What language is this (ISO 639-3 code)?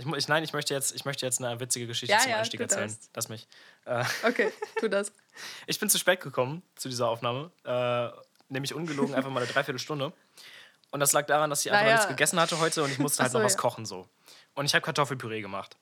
deu